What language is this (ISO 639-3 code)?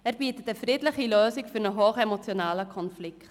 gsw